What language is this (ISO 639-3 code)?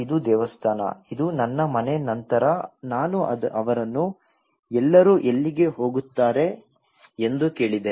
kan